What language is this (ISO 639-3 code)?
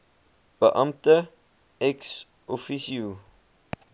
afr